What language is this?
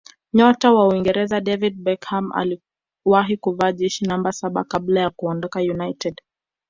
Swahili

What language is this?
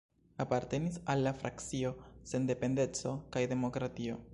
Esperanto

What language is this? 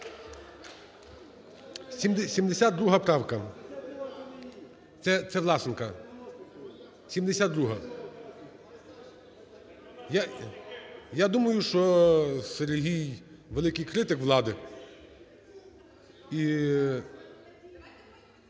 Ukrainian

